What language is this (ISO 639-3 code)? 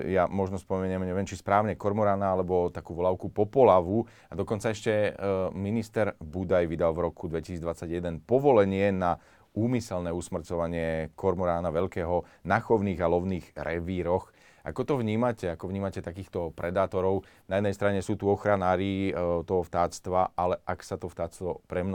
slk